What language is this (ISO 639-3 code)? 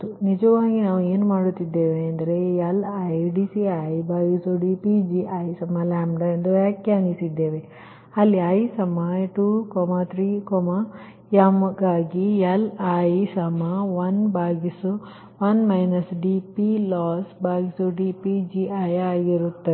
kan